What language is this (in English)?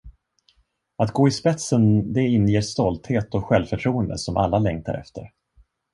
Swedish